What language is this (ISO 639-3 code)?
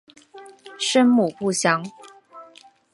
zho